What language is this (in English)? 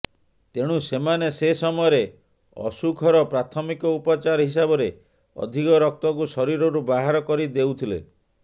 Odia